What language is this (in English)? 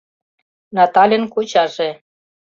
Mari